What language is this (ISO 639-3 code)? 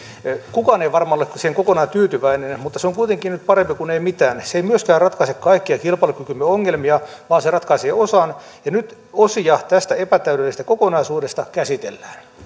fin